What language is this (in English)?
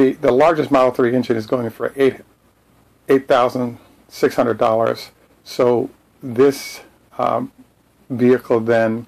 English